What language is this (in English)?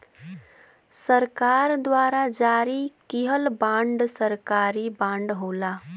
Bhojpuri